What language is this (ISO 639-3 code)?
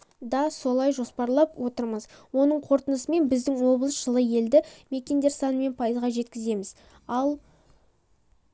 kaz